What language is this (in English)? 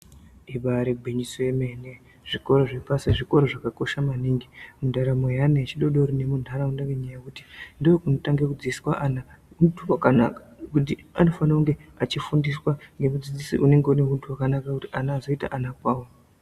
Ndau